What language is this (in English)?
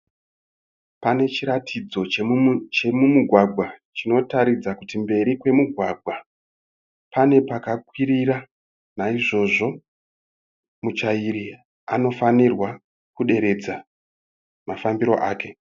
Shona